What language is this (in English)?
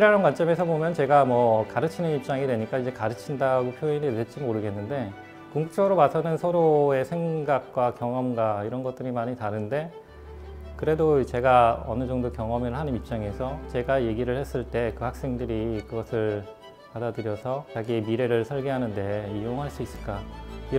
Korean